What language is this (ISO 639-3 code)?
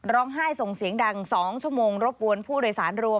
tha